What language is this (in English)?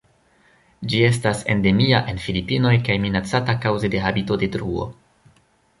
Esperanto